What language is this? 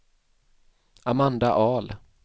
Swedish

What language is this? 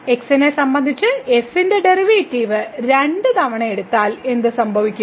Malayalam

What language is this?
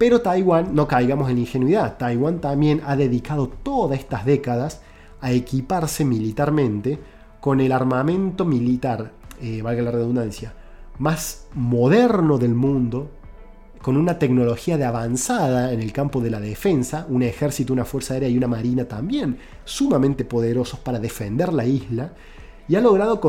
Spanish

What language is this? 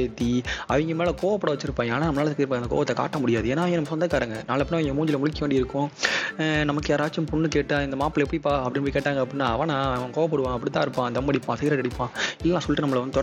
Tamil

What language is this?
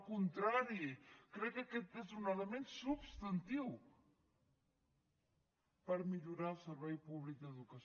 Catalan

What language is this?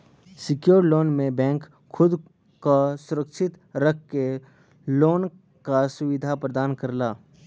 Bhojpuri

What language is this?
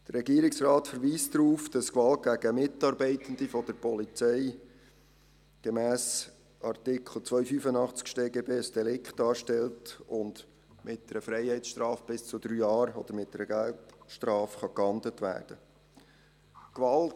Swiss German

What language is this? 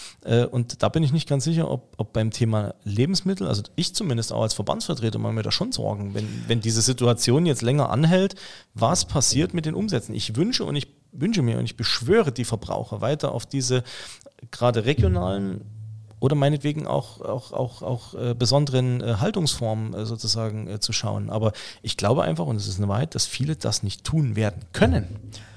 German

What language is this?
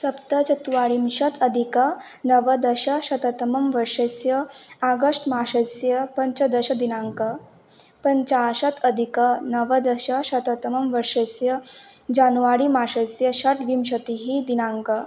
Sanskrit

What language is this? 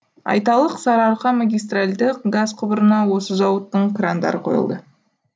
Kazakh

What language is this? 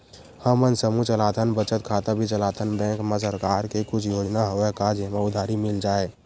Chhattisgarhi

